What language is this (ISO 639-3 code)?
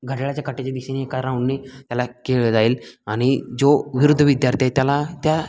mar